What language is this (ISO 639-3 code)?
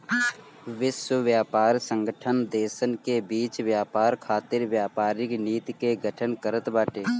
bho